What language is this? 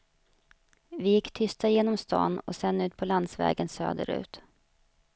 Swedish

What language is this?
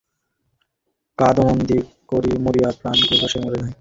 Bangla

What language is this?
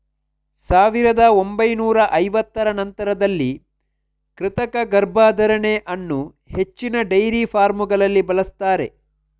Kannada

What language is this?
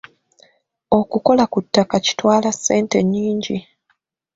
Ganda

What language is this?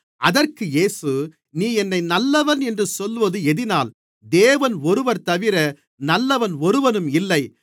Tamil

